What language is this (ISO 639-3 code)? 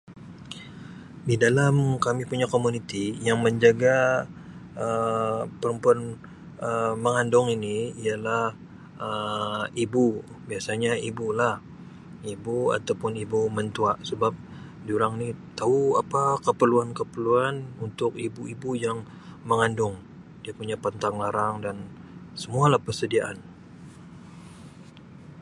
msi